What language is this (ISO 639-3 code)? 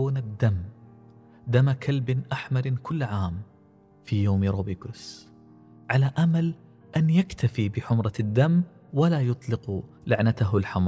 ara